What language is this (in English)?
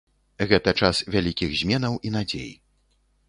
Belarusian